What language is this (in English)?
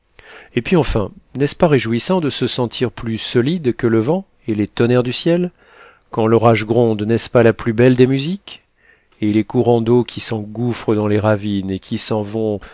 French